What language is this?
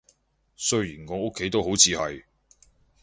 Cantonese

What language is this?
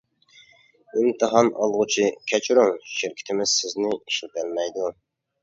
Uyghur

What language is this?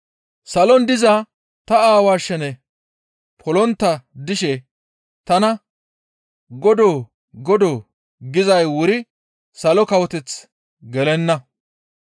Gamo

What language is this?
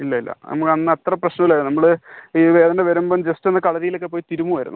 Malayalam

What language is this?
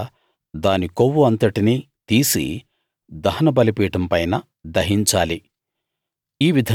Telugu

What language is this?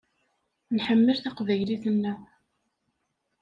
Kabyle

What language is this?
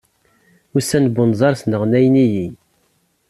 Kabyle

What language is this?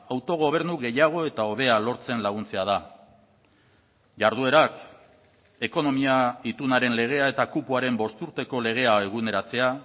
Basque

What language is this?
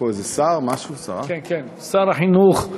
Hebrew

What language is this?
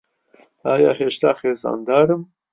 Central Kurdish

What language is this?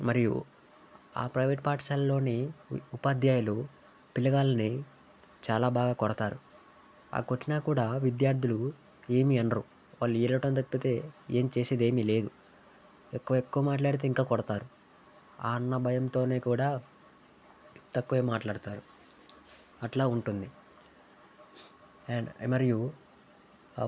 Telugu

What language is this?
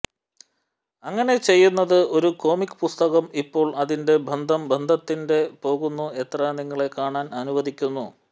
Malayalam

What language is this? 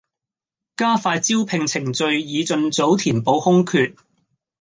Cantonese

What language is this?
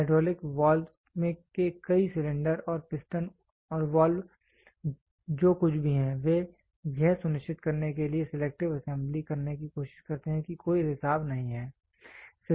Hindi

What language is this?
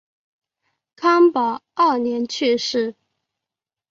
Chinese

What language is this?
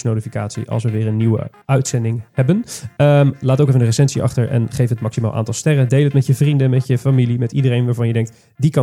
Dutch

